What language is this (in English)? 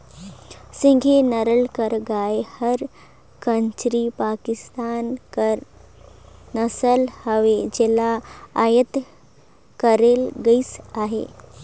Chhattisgarhi